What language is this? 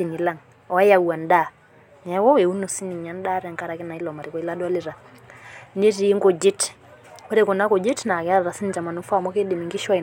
Masai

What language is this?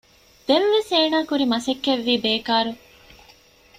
Divehi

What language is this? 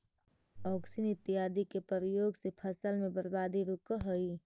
Magahi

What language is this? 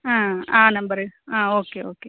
Kannada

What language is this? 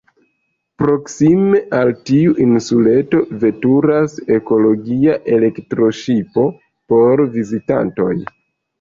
Esperanto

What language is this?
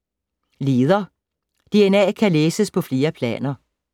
Danish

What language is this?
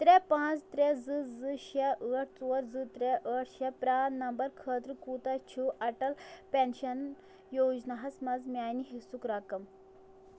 Kashmiri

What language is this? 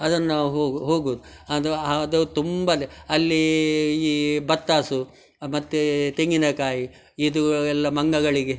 Kannada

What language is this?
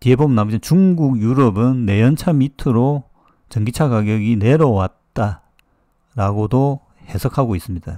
Korean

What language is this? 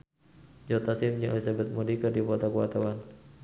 Sundanese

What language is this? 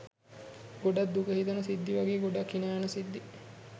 Sinhala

